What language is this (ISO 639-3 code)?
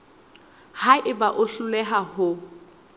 sot